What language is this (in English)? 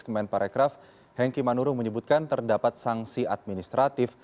Indonesian